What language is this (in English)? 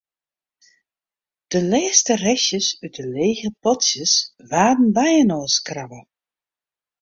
Western Frisian